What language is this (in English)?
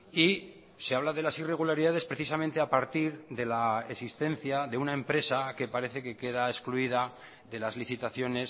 Spanish